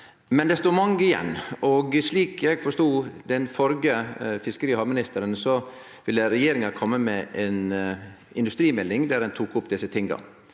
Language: Norwegian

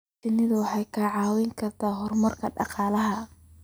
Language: Somali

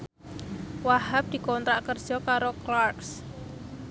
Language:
Javanese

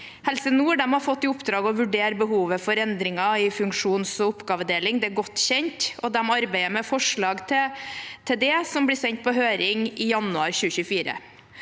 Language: Norwegian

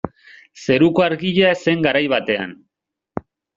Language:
Basque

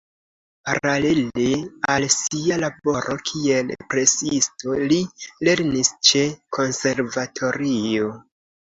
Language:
Esperanto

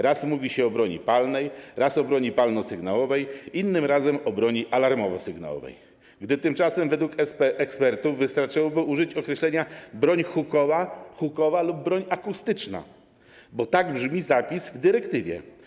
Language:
Polish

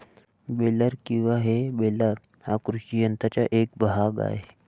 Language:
Marathi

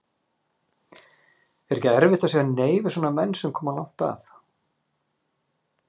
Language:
Icelandic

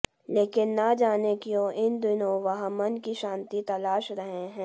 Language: Hindi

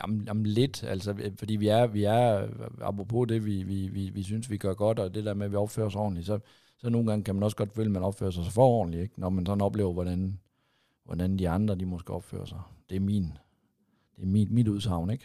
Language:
Danish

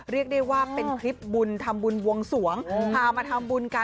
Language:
Thai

